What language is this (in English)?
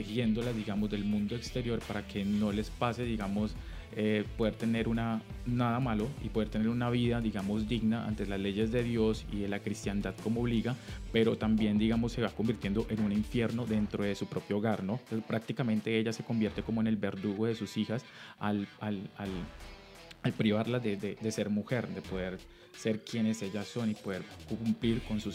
Spanish